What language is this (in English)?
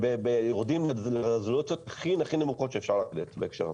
Hebrew